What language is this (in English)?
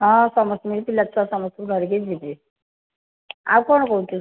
Odia